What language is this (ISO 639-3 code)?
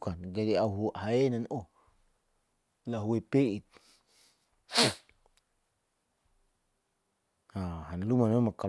sau